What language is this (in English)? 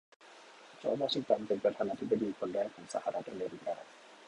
Thai